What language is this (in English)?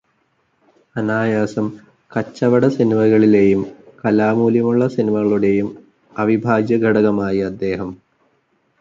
Malayalam